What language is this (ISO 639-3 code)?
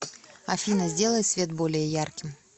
rus